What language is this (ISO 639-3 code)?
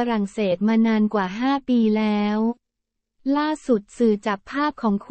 tha